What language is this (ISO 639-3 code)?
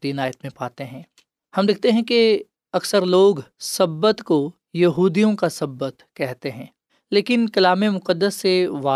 urd